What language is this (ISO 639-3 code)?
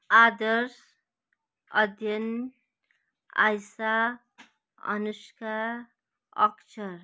nep